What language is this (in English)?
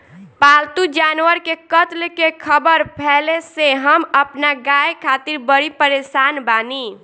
Bhojpuri